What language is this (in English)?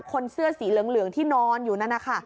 Thai